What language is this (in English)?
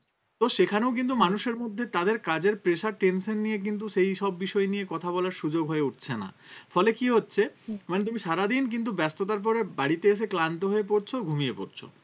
Bangla